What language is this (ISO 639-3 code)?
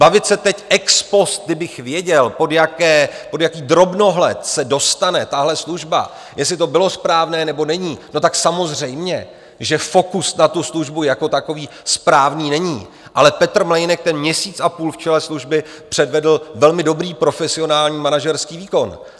ces